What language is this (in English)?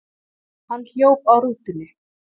Icelandic